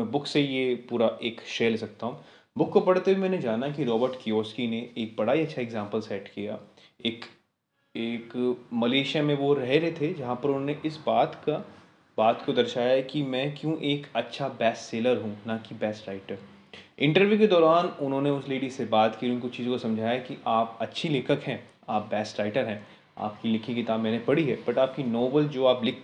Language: Hindi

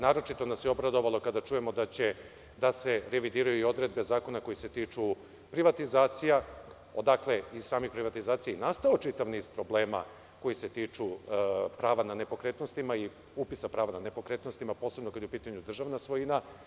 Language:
Serbian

